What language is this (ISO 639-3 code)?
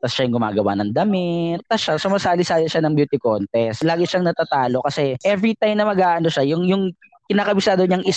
fil